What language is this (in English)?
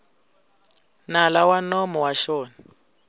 Tsonga